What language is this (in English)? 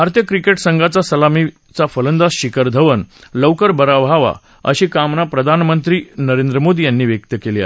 Marathi